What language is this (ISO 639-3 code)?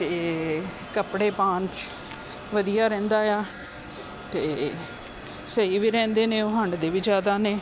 pan